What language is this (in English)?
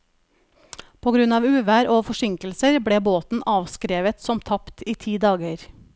Norwegian